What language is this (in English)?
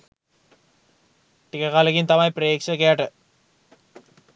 Sinhala